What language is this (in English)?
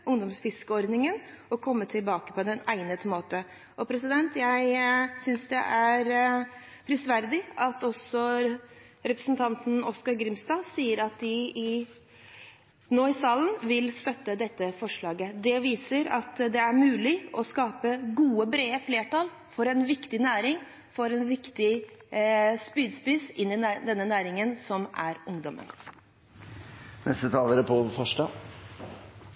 Norwegian Bokmål